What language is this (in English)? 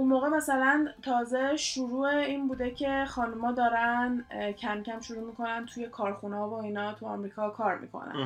Persian